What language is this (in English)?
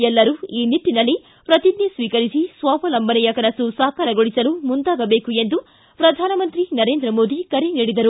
Kannada